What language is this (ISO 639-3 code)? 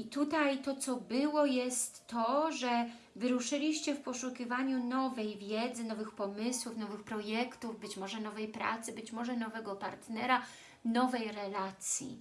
pol